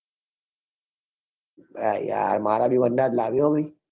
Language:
Gujarati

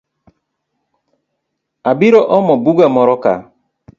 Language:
Luo (Kenya and Tanzania)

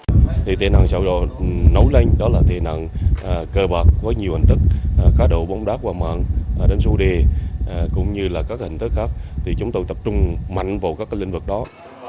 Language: Vietnamese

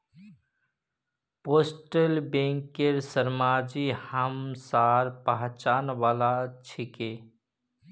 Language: Magahi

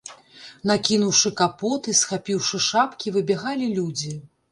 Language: Belarusian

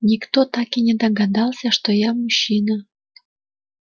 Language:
Russian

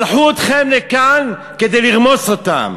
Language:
Hebrew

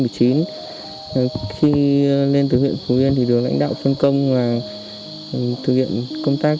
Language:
Vietnamese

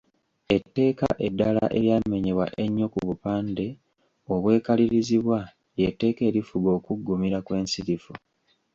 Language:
Ganda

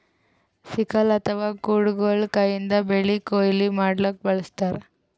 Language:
Kannada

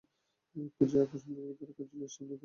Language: Bangla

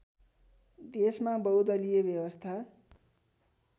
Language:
Nepali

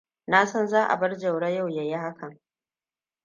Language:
Hausa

